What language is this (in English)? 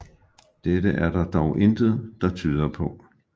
Danish